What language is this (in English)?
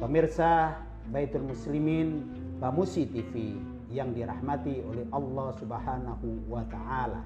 Indonesian